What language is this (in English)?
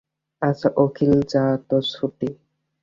Bangla